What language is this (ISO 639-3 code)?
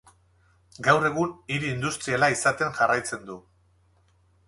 eus